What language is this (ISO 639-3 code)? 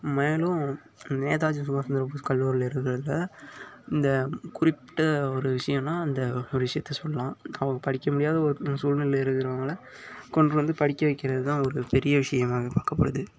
tam